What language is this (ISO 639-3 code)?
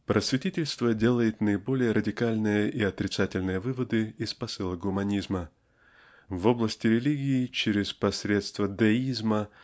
rus